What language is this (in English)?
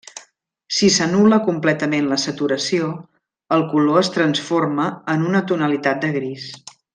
Catalan